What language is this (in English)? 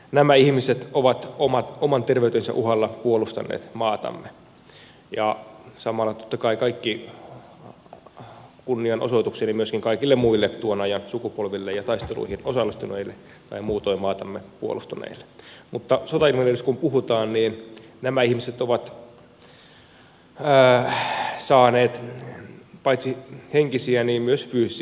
Finnish